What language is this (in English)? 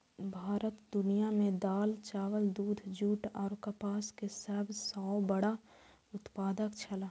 Maithili